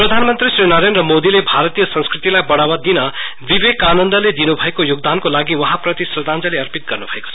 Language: Nepali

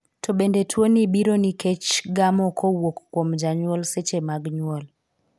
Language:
Luo (Kenya and Tanzania)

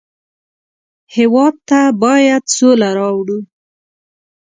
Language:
Pashto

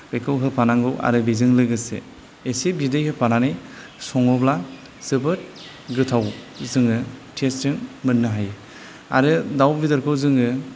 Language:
Bodo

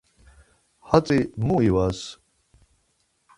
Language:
Laz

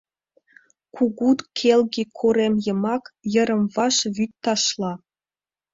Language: Mari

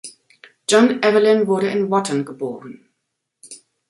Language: German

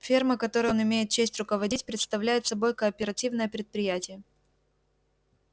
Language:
Russian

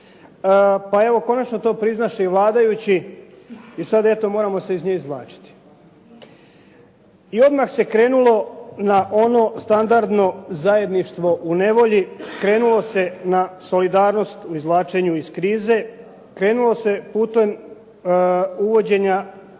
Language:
Croatian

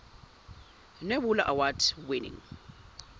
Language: Zulu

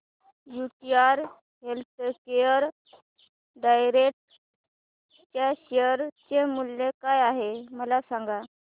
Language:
Marathi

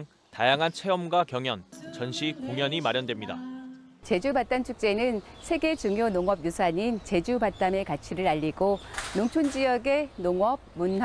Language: Korean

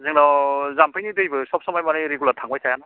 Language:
Bodo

